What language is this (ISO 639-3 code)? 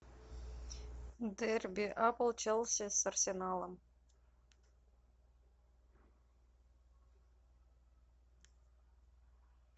rus